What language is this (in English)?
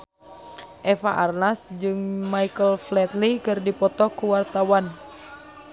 Sundanese